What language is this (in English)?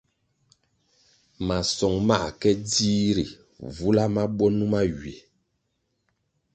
Kwasio